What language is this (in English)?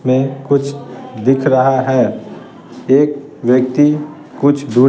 Hindi